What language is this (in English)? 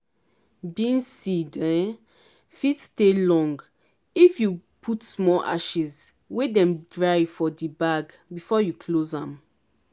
Nigerian Pidgin